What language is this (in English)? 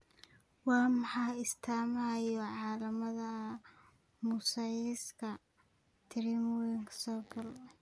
Somali